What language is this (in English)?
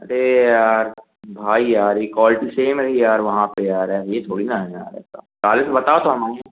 Hindi